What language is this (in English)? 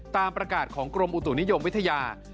Thai